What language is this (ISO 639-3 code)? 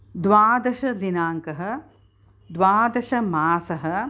san